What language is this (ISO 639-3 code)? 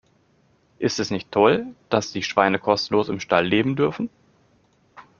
deu